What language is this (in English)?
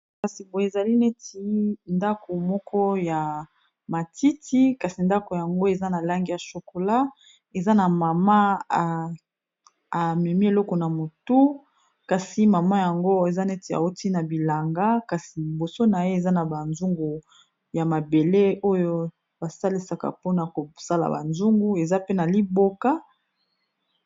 Lingala